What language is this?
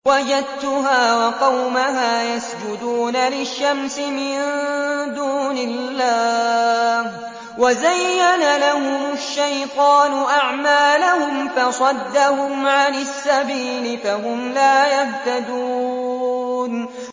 Arabic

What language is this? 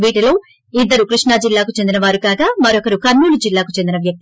Telugu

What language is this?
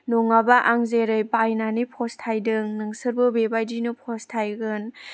Bodo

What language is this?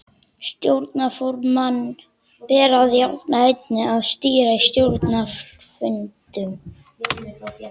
Icelandic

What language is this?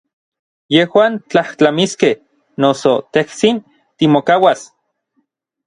Orizaba Nahuatl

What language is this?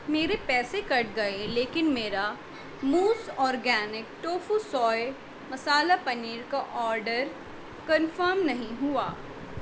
Urdu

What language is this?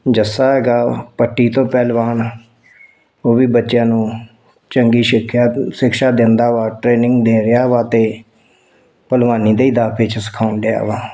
Punjabi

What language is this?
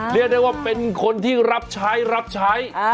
Thai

